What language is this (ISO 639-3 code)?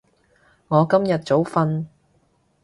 yue